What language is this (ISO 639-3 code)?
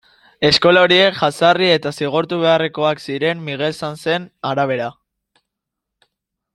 eus